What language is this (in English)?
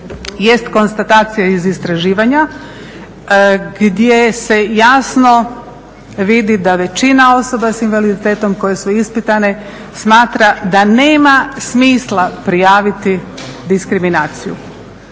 Croatian